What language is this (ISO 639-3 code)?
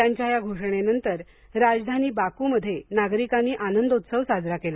mar